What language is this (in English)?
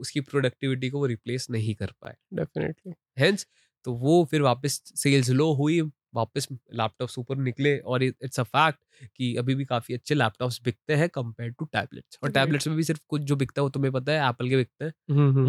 Hindi